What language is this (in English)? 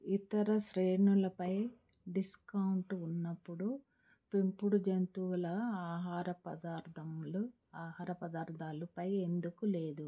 Telugu